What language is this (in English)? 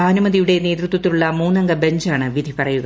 Malayalam